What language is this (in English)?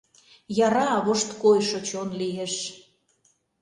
Mari